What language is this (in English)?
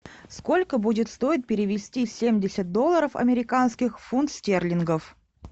Russian